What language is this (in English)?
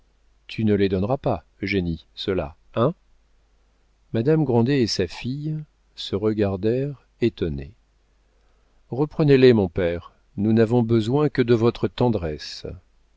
French